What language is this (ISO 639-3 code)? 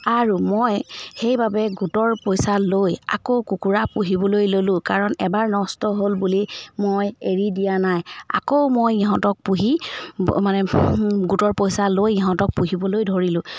asm